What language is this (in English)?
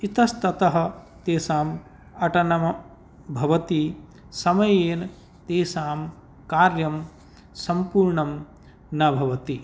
Sanskrit